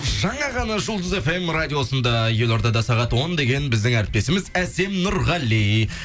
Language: Kazakh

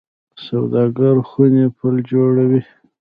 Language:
Pashto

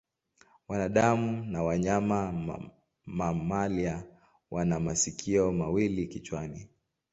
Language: Swahili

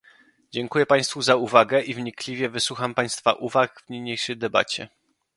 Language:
Polish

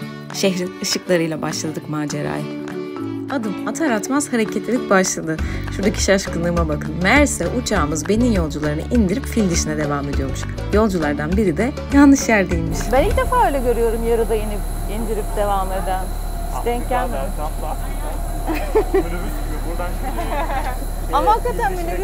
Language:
Turkish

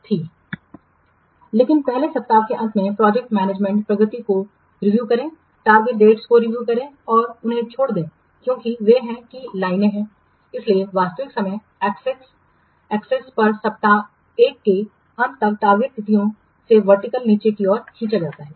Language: Hindi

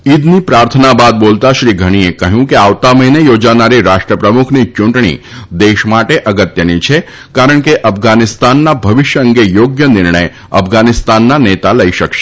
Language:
Gujarati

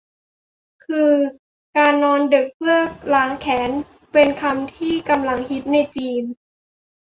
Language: Thai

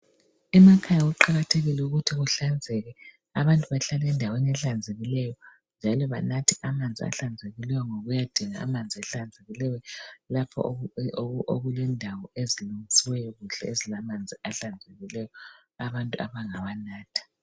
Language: North Ndebele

